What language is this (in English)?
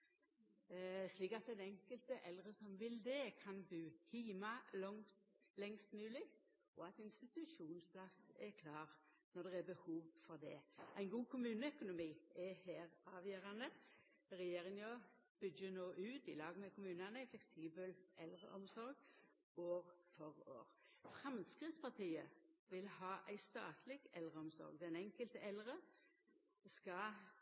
Norwegian Nynorsk